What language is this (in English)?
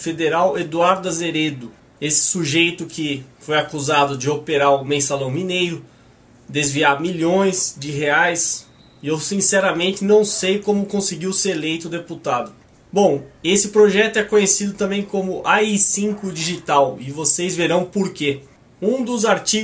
Portuguese